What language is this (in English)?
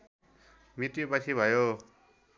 Nepali